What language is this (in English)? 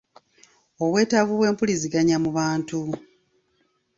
Ganda